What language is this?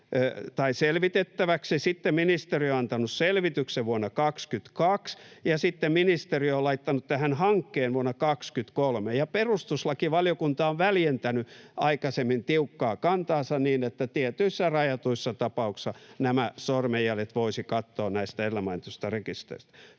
Finnish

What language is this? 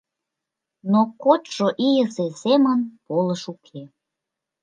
Mari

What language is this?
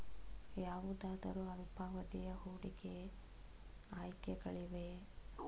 Kannada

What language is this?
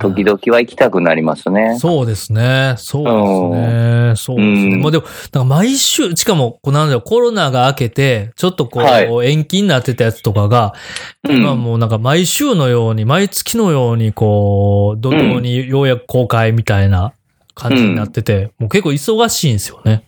Japanese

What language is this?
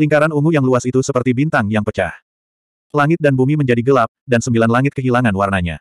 Indonesian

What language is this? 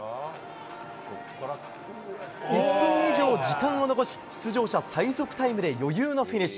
Japanese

